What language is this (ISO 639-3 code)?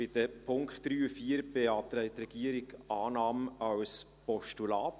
gsw